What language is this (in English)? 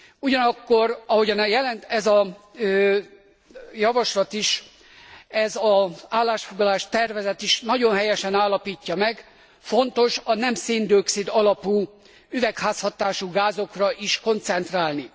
Hungarian